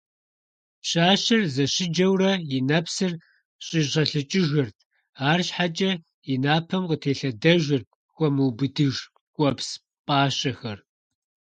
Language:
Kabardian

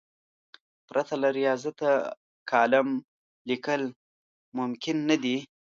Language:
Pashto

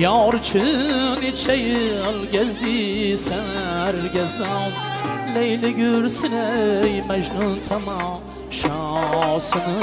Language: Turkish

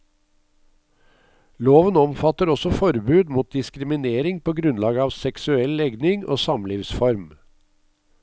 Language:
Norwegian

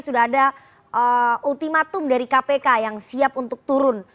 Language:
Indonesian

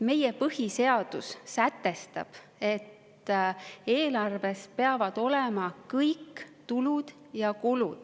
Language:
Estonian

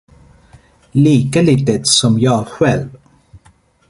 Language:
Swedish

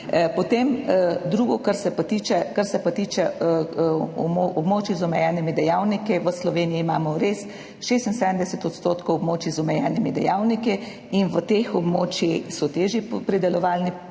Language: Slovenian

